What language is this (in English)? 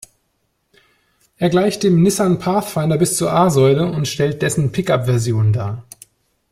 German